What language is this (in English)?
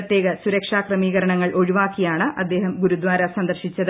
Malayalam